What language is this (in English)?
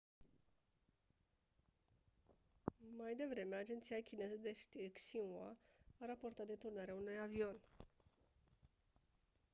Romanian